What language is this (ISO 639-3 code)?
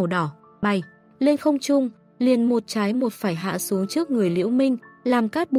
vie